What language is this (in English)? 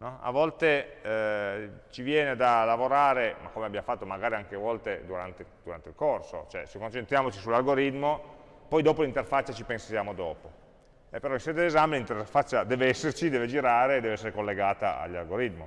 Italian